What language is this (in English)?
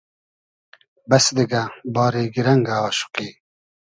Hazaragi